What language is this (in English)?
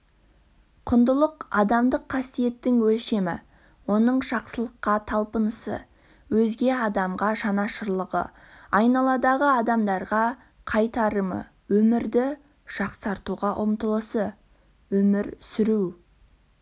Kazakh